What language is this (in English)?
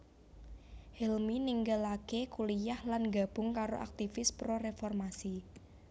Javanese